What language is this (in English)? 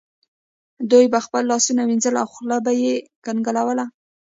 Pashto